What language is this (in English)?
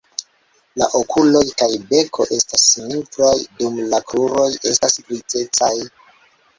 Esperanto